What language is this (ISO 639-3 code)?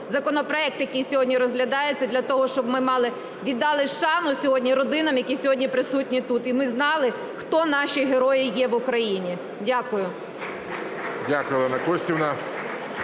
ukr